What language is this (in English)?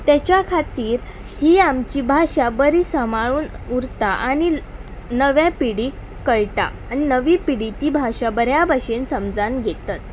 Konkani